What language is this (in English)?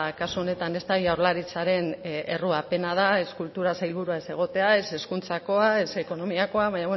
Basque